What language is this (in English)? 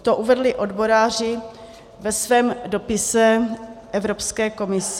Czech